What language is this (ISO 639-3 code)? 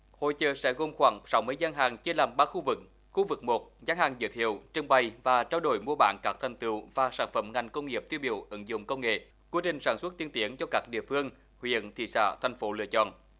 vie